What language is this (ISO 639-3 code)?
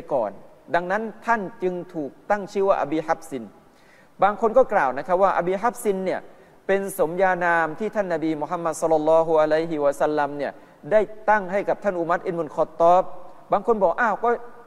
tha